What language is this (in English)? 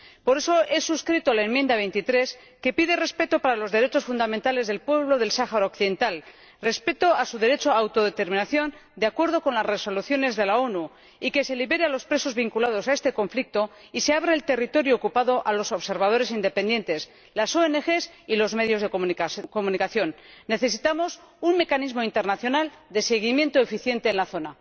Spanish